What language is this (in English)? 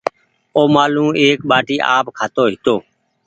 Goaria